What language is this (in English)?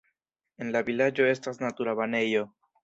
Esperanto